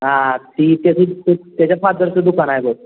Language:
Marathi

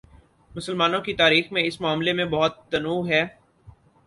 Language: Urdu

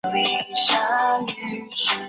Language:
Chinese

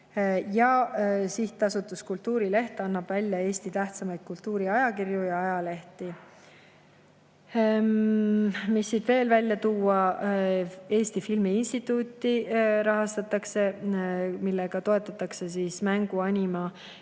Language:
Estonian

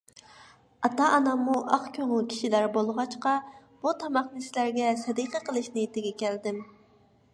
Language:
Uyghur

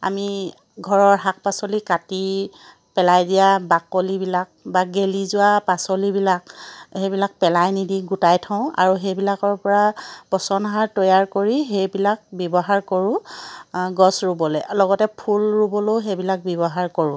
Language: Assamese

